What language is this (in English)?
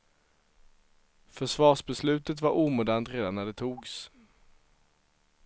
Swedish